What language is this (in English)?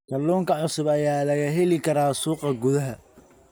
Somali